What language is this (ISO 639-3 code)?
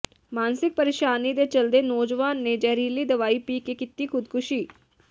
pan